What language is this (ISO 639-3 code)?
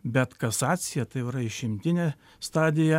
lit